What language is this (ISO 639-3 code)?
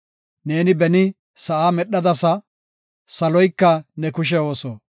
gof